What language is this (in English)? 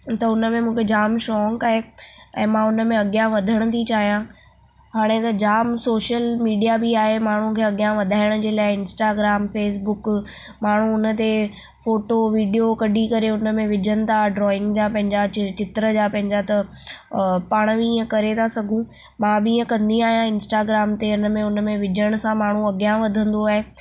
Sindhi